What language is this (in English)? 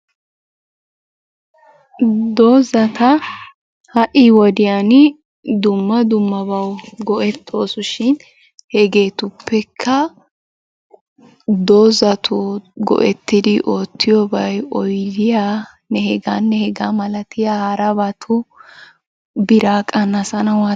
Wolaytta